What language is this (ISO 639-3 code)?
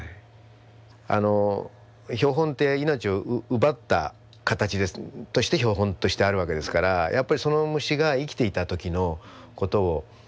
jpn